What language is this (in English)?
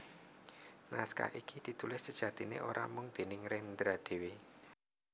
Javanese